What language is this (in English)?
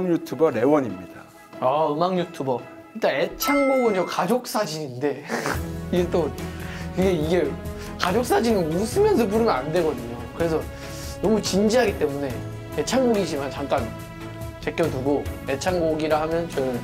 Korean